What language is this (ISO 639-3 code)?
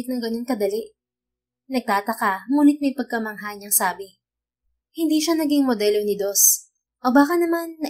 fil